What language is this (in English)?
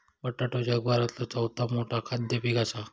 Marathi